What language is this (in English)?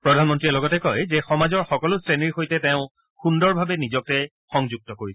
Assamese